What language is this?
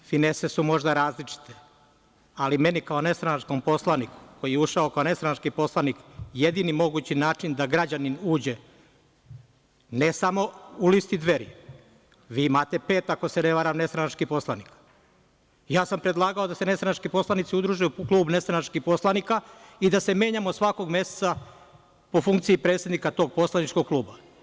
Serbian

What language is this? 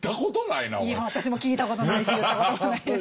Japanese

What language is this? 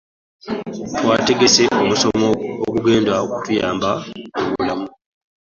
Ganda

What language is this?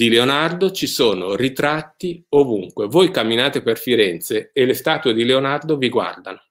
Italian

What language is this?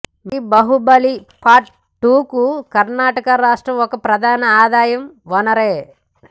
Telugu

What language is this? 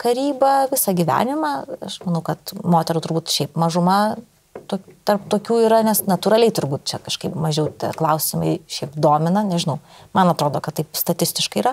Lithuanian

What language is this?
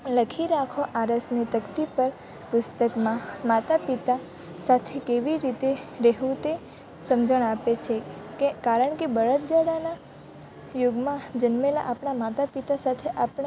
Gujarati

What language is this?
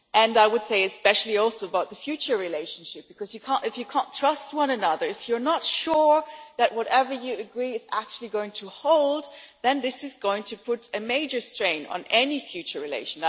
English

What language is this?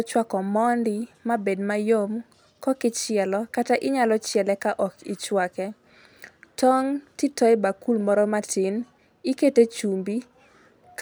Luo (Kenya and Tanzania)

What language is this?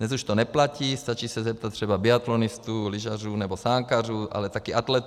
Czech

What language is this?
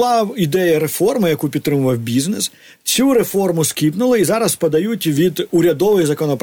Ukrainian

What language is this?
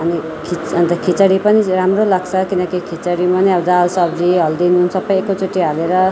Nepali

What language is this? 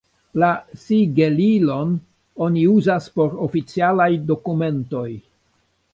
Esperanto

